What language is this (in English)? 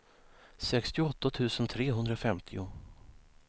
Swedish